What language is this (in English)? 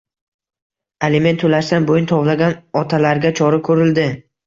Uzbek